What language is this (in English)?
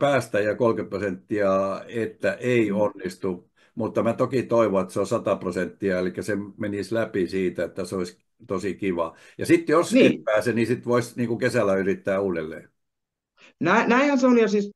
Finnish